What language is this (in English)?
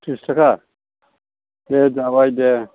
Bodo